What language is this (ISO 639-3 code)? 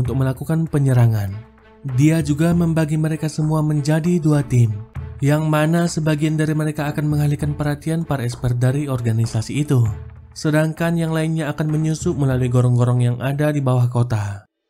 ind